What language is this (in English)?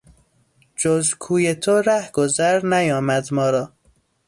Persian